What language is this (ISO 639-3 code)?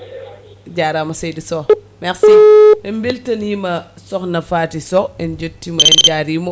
ful